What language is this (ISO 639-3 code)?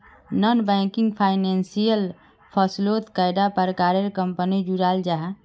mag